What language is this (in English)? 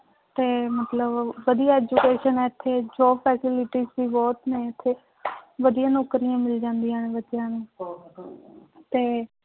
Punjabi